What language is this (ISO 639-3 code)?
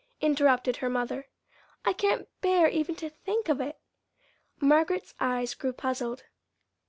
eng